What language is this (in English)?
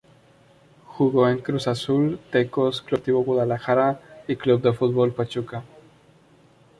Spanish